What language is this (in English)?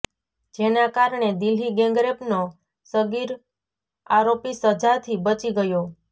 Gujarati